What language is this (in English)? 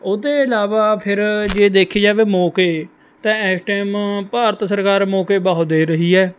Punjabi